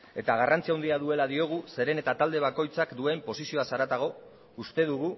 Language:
Basque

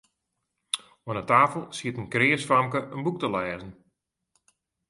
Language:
Western Frisian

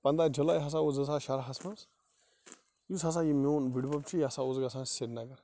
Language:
Kashmiri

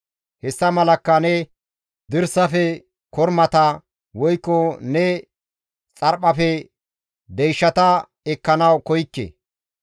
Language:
Gamo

